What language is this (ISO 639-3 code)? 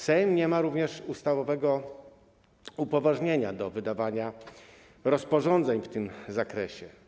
pol